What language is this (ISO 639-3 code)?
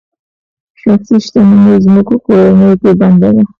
pus